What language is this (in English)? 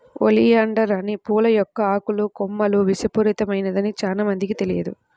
Telugu